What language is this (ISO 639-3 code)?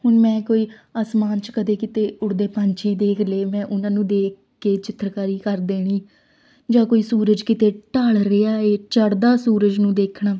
pan